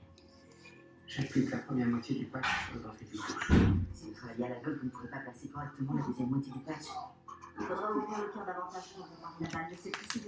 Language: French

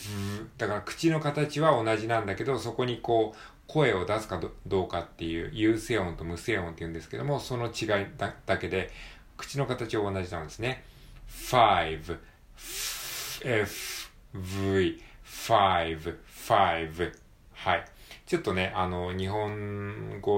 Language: Japanese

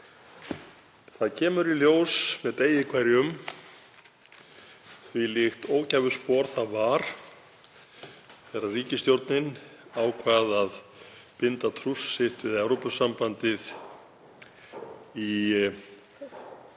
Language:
Icelandic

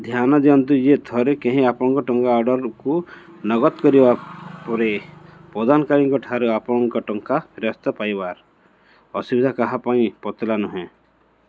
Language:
Odia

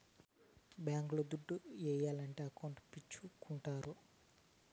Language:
Telugu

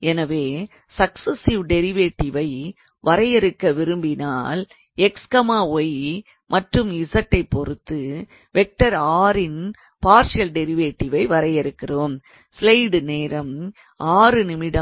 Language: Tamil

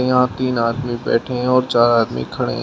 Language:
Hindi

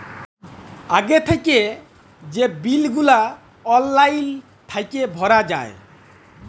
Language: Bangla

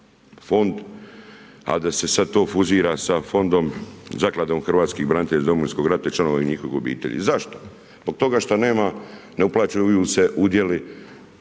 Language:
Croatian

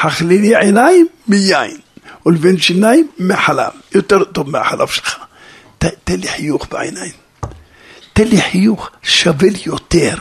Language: Hebrew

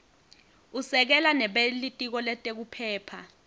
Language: Swati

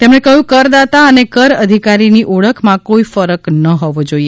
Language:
Gujarati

